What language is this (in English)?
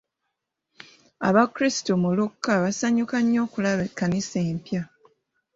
Ganda